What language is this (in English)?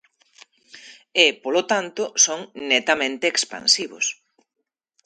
Galician